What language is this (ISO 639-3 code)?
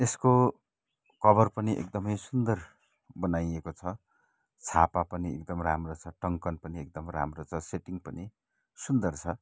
nep